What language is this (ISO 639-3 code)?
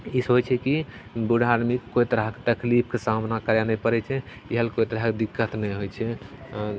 mai